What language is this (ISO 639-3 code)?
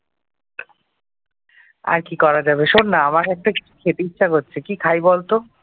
ben